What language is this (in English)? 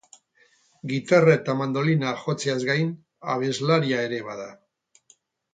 Basque